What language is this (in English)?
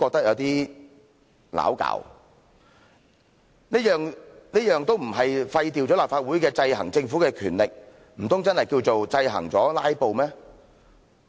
Cantonese